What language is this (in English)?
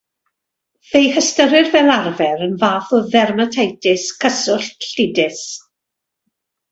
Welsh